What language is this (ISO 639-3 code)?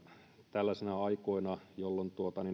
fin